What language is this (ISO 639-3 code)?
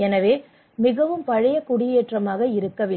tam